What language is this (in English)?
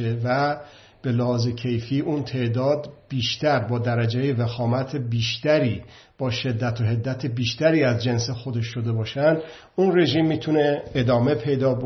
Persian